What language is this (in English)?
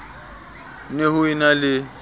Southern Sotho